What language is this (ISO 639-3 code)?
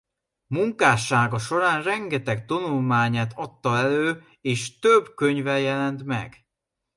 hun